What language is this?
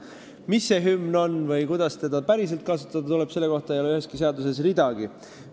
Estonian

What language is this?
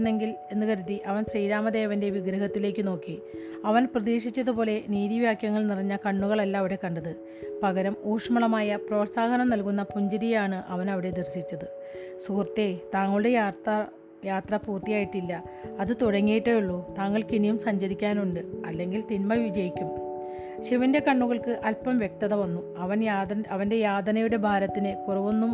Malayalam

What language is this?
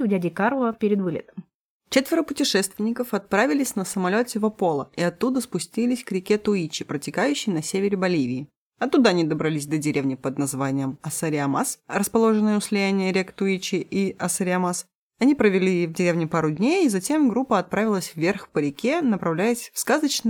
Russian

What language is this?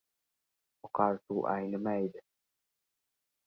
Uzbek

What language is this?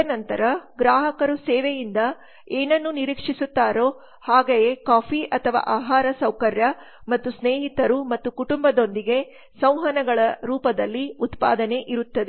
Kannada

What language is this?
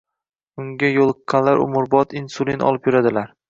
Uzbek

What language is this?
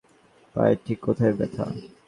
Bangla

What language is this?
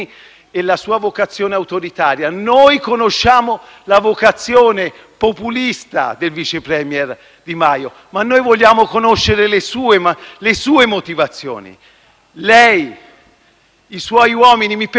Italian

